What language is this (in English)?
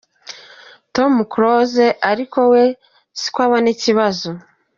Kinyarwanda